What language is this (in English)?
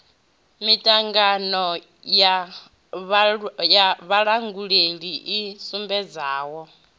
Venda